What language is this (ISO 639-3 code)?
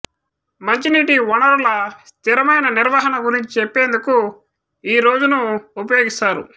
tel